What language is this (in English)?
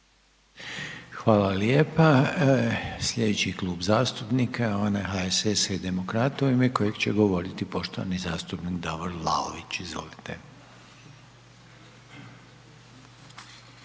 Croatian